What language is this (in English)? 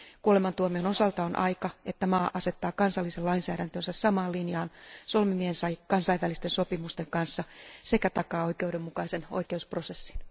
Finnish